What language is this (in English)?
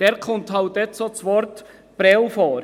Swiss German